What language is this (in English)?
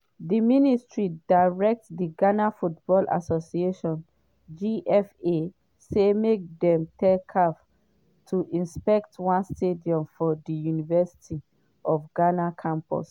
Nigerian Pidgin